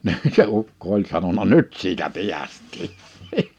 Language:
Finnish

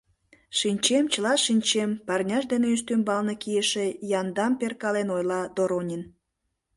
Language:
Mari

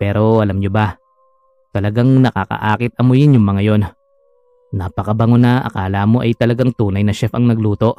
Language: Filipino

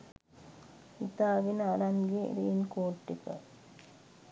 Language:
Sinhala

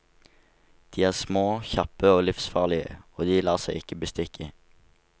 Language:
Norwegian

